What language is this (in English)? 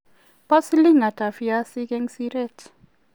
Kalenjin